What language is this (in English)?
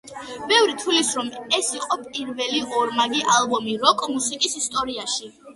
Georgian